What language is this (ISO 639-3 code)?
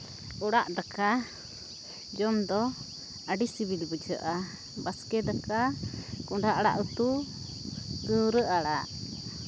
sat